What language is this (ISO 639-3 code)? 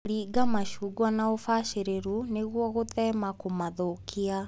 kik